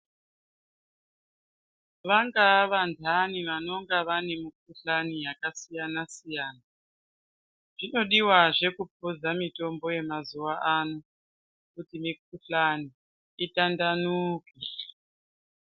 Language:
Ndau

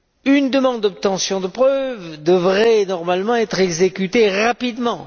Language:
French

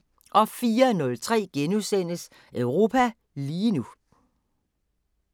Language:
Danish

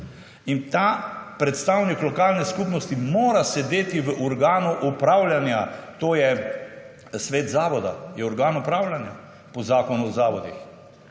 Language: Slovenian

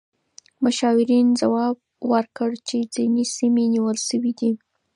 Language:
Pashto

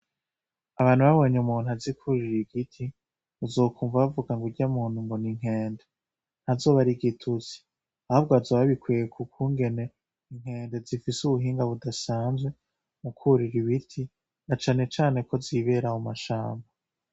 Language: Rundi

